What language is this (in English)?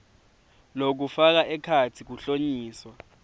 Swati